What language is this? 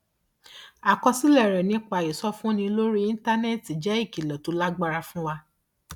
Yoruba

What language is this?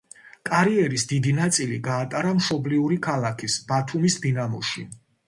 Georgian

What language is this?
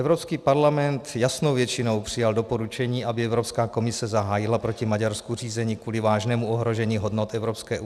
Czech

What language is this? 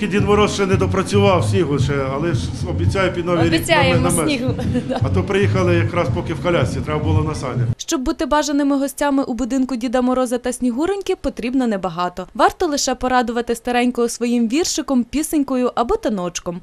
Ukrainian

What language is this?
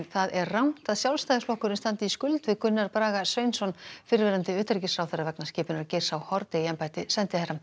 Icelandic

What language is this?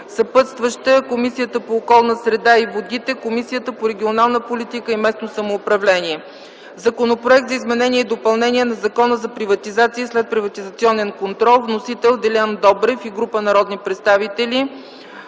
Bulgarian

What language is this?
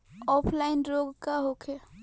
Bhojpuri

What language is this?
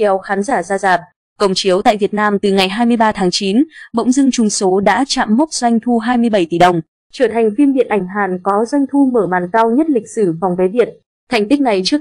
Vietnamese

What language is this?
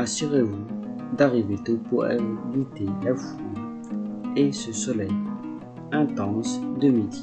French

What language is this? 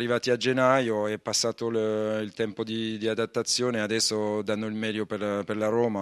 Italian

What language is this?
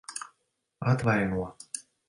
Latvian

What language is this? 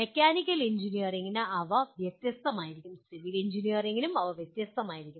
Malayalam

